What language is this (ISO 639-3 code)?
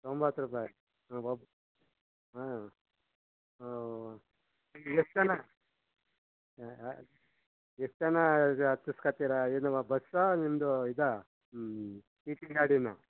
kan